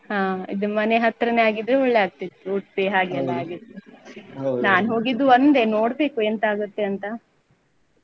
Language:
Kannada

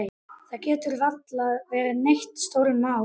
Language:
Icelandic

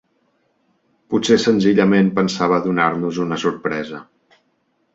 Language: Catalan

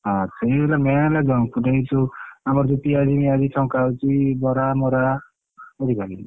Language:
Odia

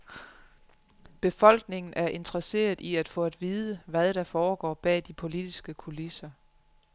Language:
Danish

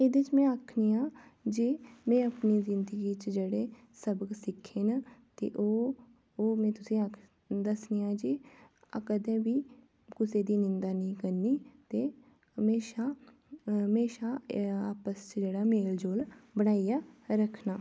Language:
Dogri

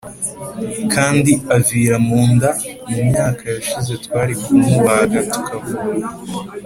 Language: Kinyarwanda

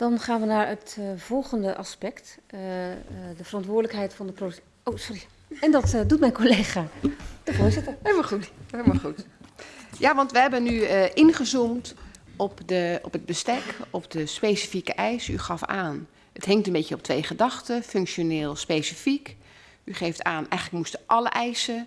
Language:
Dutch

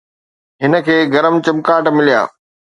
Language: Sindhi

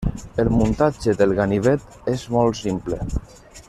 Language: Catalan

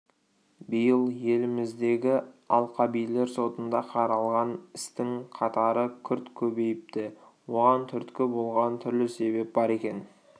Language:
Kazakh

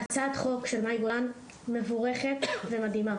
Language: Hebrew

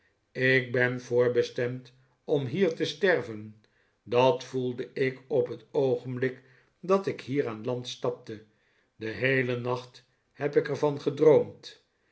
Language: Dutch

